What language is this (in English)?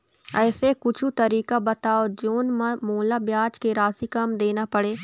Chhattisgarhi